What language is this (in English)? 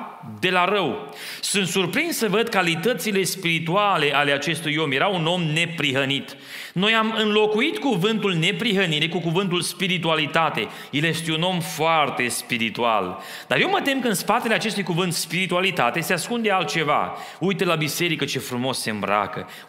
Romanian